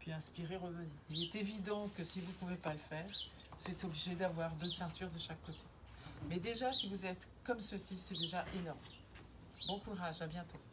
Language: French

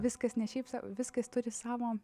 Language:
Lithuanian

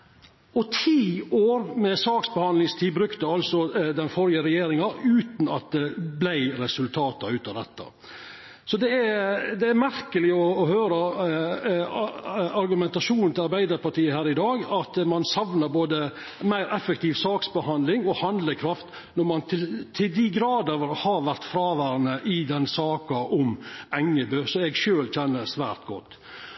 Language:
Norwegian Nynorsk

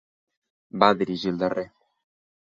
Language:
Catalan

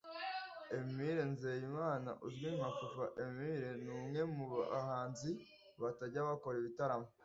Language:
Kinyarwanda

